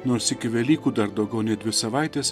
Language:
Lithuanian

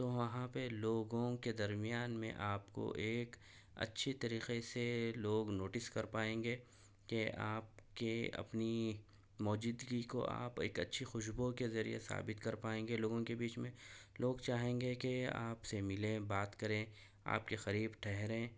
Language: Urdu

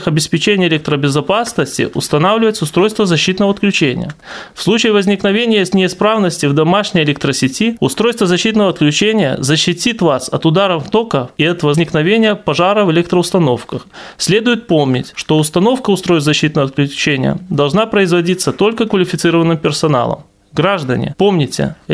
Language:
Russian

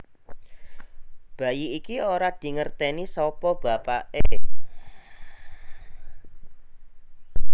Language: Javanese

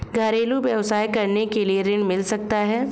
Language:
Hindi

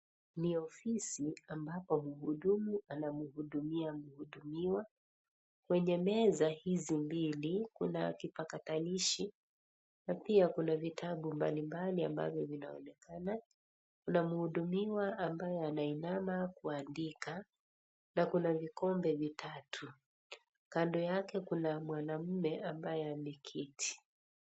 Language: Swahili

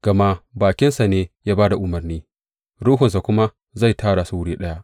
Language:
Hausa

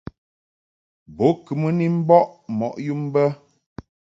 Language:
Mungaka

